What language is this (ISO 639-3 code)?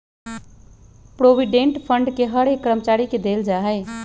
mag